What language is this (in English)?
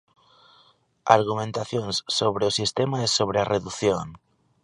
Galician